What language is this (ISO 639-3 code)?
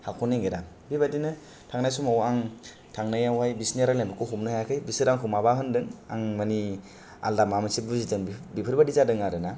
brx